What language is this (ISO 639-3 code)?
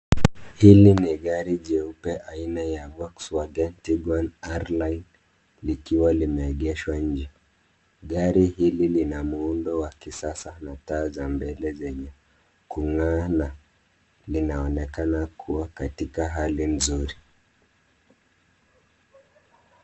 swa